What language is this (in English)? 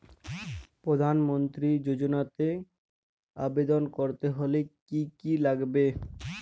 Bangla